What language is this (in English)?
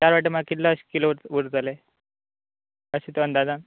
Konkani